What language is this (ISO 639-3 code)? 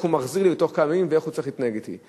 heb